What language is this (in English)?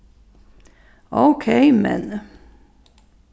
Faroese